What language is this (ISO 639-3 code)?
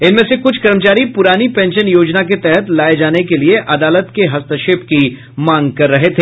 hin